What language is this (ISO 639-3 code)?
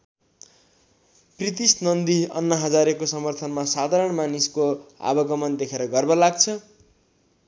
nep